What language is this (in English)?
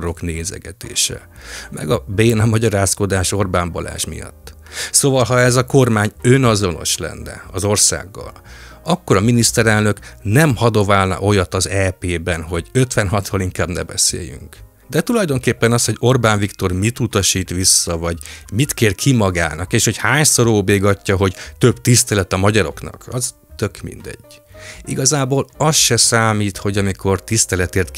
Hungarian